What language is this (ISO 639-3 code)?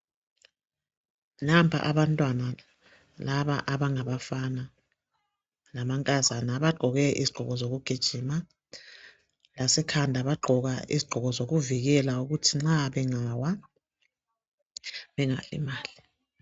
nde